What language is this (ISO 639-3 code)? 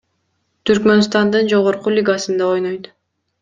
kir